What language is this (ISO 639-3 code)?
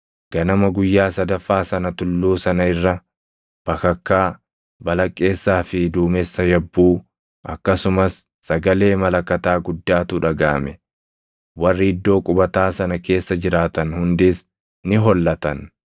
orm